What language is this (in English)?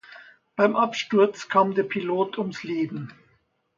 German